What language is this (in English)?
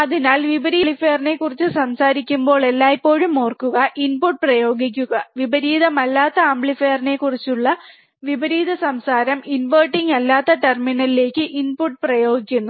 Malayalam